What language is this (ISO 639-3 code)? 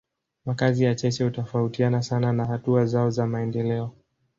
swa